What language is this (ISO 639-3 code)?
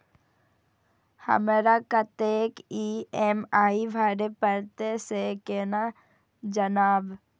mai